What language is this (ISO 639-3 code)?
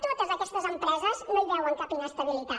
cat